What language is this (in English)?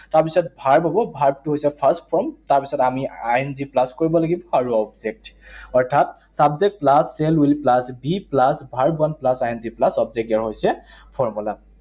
Assamese